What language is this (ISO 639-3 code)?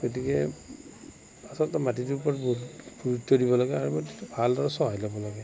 asm